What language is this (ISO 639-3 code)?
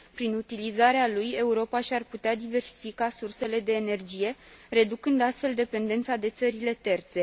ron